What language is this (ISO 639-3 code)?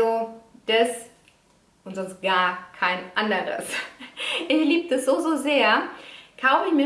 deu